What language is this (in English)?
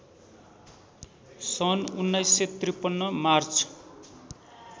Nepali